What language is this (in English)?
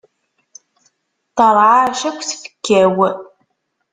Kabyle